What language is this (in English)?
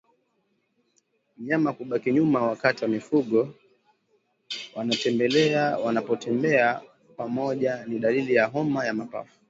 Swahili